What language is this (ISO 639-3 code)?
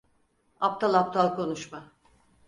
tur